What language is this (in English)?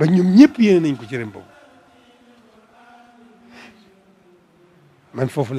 Arabic